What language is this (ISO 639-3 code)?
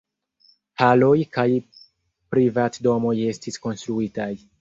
epo